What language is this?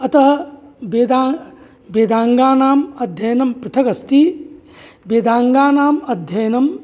Sanskrit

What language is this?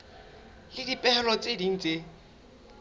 Southern Sotho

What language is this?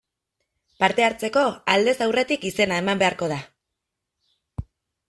Basque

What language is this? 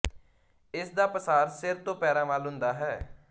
Punjabi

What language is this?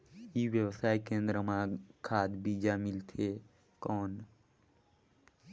Chhattisgarhi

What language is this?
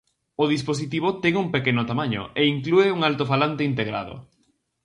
Galician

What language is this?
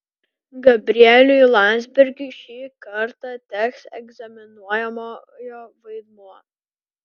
Lithuanian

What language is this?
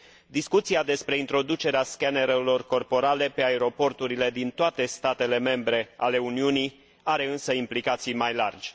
Romanian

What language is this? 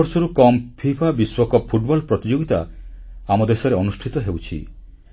Odia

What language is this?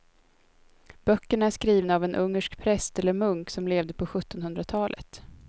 Swedish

